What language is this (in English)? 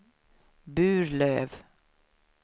Swedish